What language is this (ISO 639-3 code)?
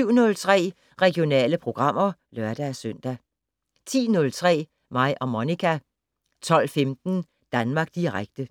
dan